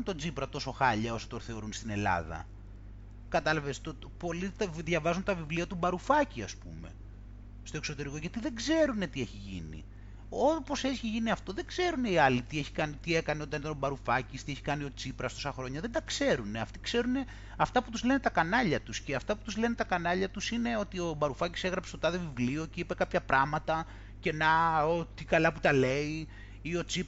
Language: Greek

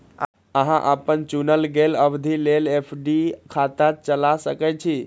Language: Maithili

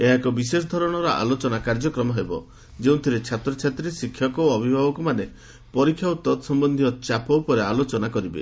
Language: Odia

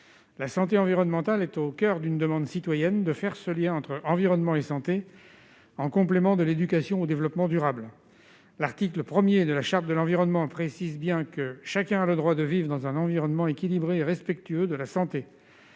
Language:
French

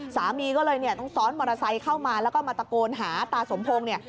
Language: Thai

